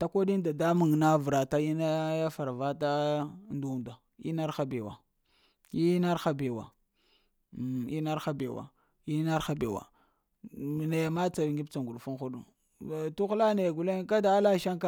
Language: Lamang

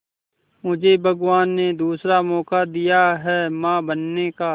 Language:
Hindi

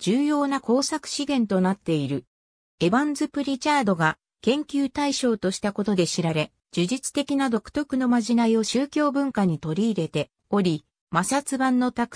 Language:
Japanese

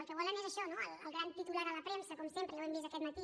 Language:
Catalan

